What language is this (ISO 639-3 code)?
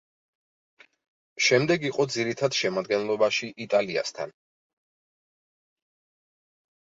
kat